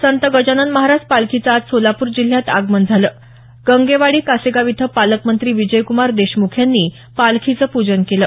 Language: Marathi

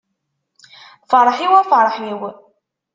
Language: Kabyle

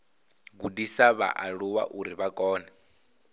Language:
Venda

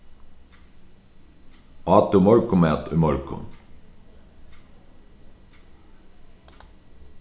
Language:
Faroese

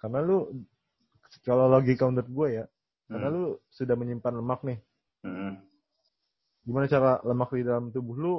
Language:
Indonesian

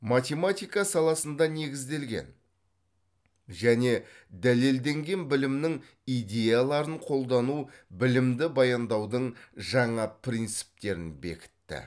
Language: Kazakh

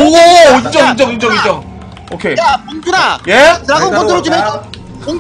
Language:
Korean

